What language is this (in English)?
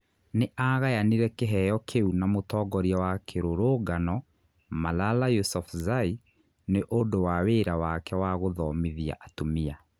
Kikuyu